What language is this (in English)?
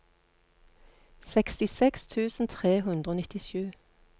Norwegian